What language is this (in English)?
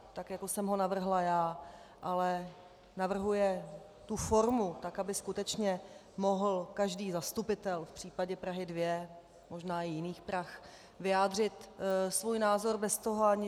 Czech